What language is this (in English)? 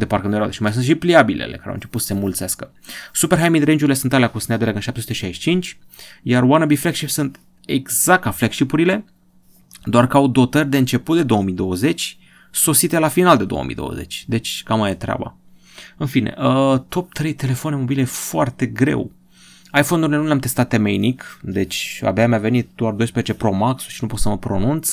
Romanian